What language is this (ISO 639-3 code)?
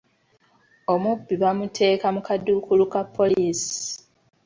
lug